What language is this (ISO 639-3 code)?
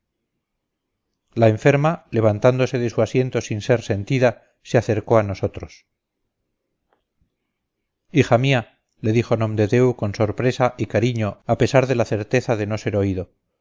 spa